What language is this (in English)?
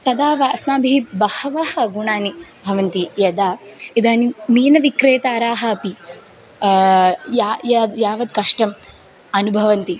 Sanskrit